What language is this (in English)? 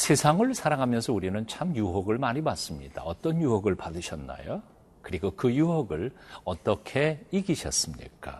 Korean